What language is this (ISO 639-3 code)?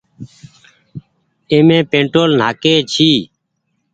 gig